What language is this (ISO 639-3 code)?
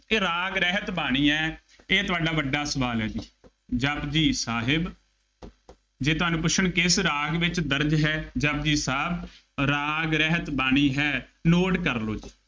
pan